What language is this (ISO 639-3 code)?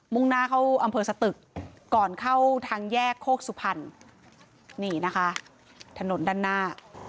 tha